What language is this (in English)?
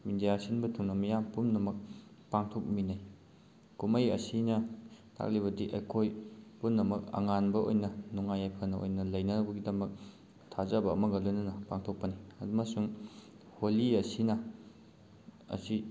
Manipuri